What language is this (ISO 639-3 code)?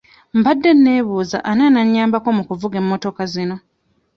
lug